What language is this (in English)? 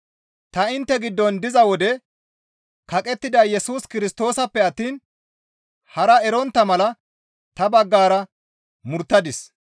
Gamo